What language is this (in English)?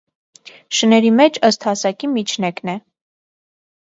Armenian